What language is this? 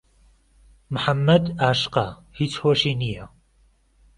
Central Kurdish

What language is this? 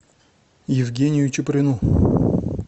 Russian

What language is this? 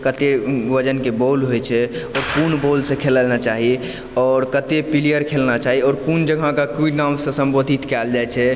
Maithili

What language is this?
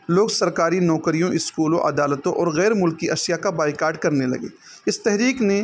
Urdu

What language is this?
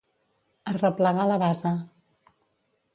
Catalan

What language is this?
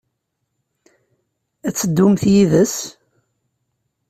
Kabyle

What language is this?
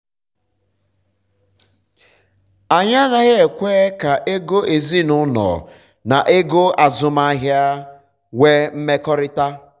Igbo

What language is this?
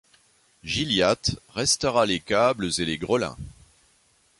French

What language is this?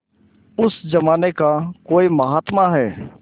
Hindi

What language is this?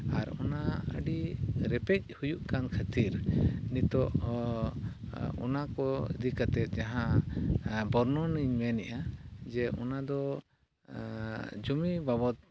Santali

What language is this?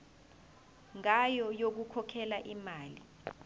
Zulu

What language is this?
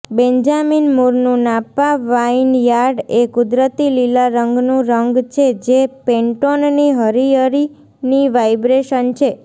Gujarati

